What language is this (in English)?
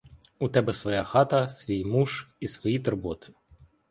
Ukrainian